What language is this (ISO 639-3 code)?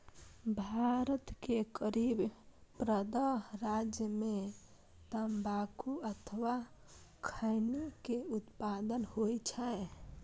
mai